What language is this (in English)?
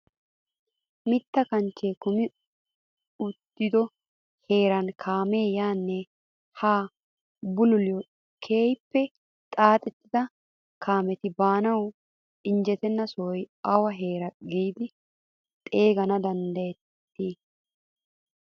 Wolaytta